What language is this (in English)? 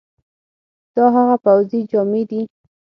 Pashto